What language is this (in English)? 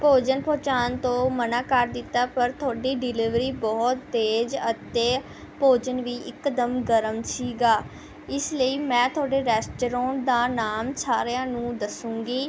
Punjabi